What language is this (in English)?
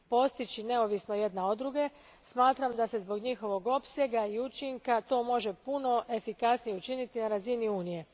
Croatian